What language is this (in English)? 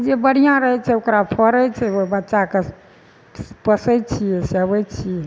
Maithili